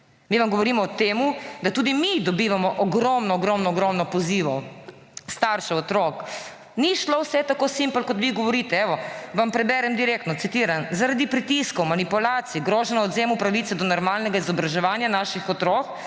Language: Slovenian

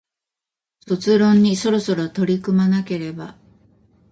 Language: Japanese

